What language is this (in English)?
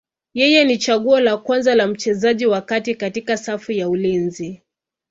Swahili